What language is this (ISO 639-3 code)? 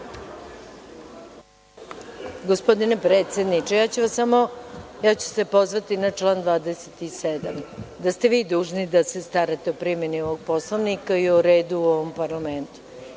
srp